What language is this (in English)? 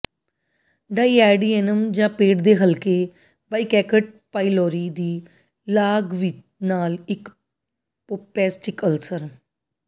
Punjabi